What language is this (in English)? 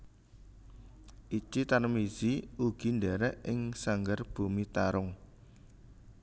Javanese